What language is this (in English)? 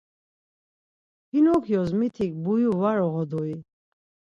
Laz